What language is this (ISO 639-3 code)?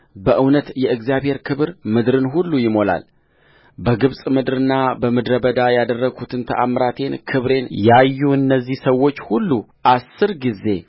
amh